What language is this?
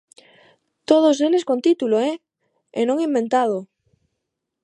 Galician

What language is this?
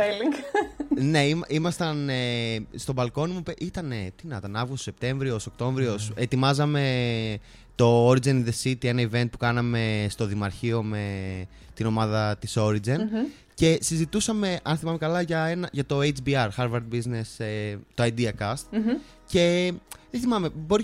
Greek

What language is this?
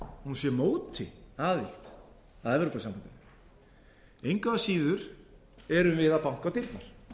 Icelandic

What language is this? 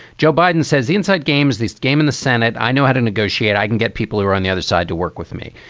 English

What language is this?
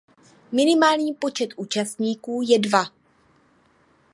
Czech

